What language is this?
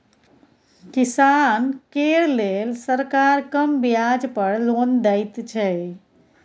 Maithili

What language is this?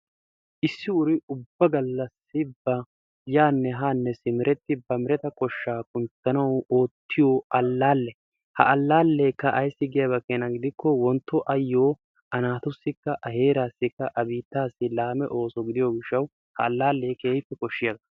Wolaytta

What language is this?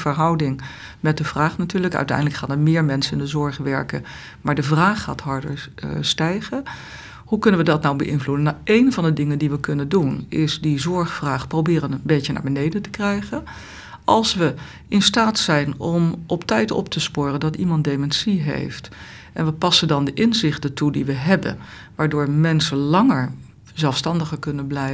Dutch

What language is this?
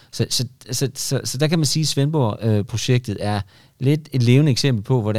Danish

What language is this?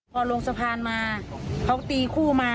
Thai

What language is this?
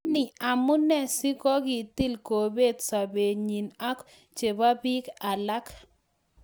Kalenjin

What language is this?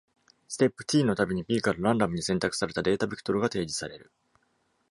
Japanese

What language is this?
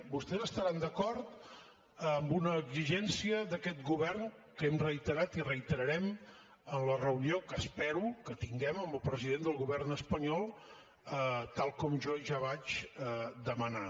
Catalan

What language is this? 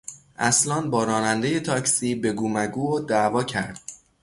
Persian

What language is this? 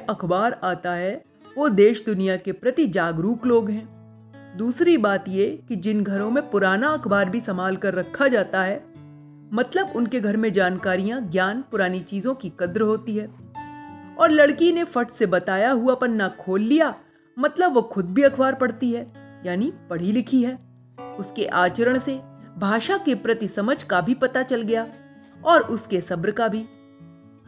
Hindi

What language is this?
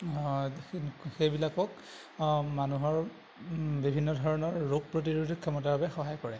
Assamese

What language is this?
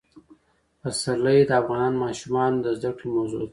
Pashto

